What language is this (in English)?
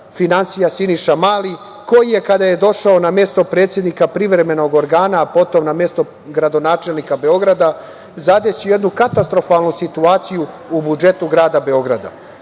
Serbian